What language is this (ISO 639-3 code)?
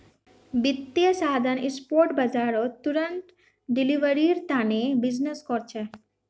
mag